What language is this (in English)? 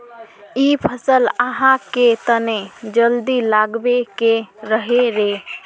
Magahi